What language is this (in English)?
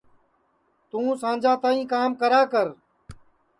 Sansi